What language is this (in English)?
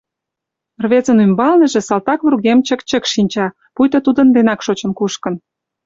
Mari